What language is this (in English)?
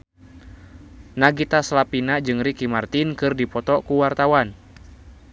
Sundanese